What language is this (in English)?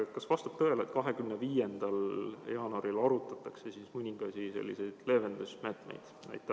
Estonian